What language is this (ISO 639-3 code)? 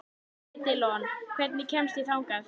isl